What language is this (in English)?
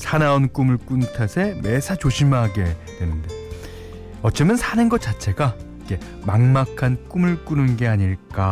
Korean